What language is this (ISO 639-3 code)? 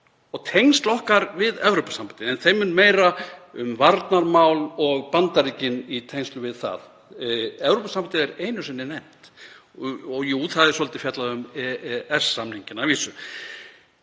isl